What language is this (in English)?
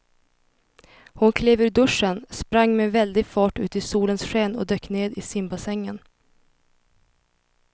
Swedish